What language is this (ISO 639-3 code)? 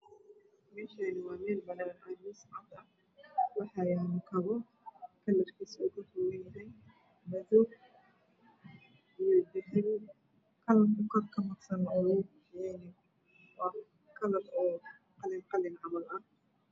som